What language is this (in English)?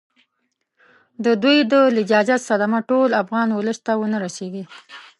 Pashto